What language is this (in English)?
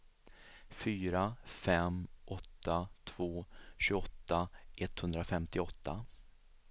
Swedish